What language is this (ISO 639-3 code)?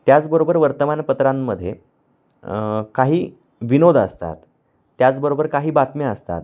mar